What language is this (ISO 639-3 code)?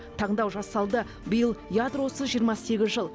kaz